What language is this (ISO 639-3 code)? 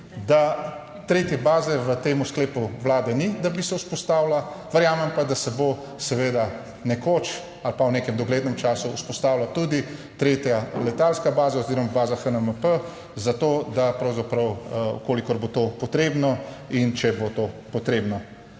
slv